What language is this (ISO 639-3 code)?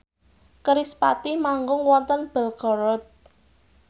jav